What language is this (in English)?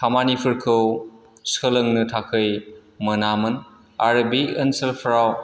Bodo